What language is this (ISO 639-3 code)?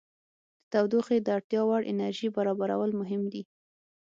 pus